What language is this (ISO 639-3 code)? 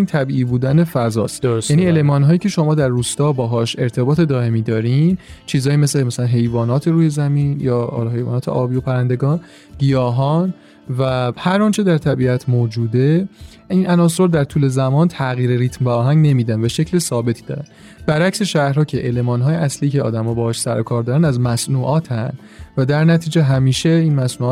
fas